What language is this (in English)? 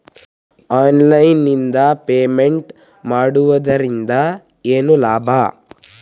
Kannada